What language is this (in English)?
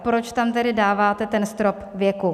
Czech